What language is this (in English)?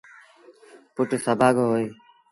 Sindhi Bhil